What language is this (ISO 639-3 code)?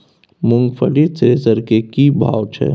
mai